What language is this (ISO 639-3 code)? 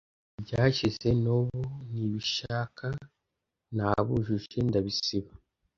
kin